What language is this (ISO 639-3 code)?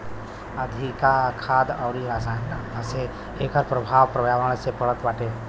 bho